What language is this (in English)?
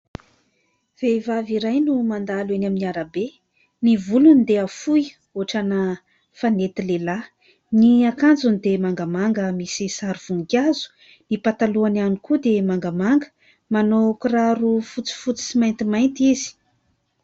Malagasy